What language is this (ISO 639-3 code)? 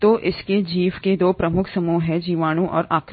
hin